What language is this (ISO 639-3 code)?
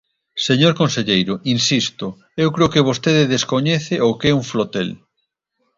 glg